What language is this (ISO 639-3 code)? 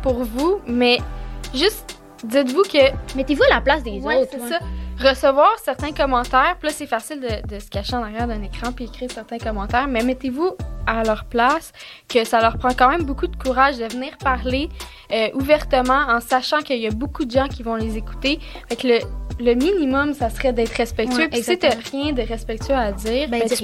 fra